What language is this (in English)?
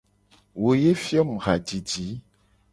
Gen